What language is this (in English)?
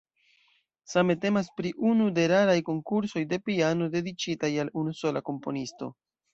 Esperanto